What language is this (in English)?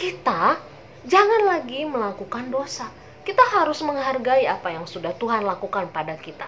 Indonesian